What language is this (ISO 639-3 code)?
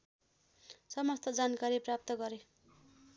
nep